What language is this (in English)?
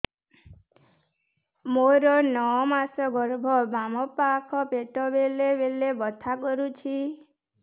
Odia